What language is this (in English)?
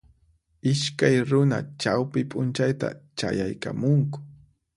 Puno Quechua